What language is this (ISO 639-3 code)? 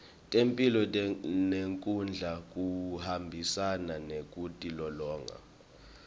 ssw